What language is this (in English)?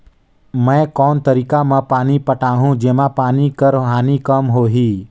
Chhattisgarhi